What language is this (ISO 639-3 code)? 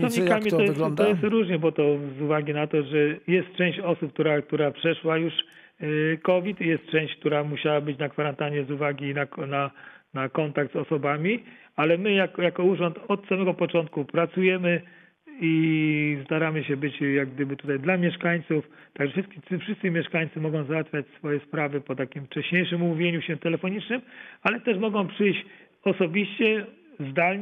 pol